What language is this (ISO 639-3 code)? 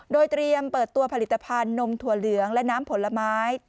tha